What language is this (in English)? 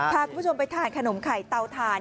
Thai